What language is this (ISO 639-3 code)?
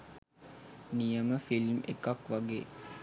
sin